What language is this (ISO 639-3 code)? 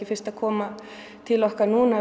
isl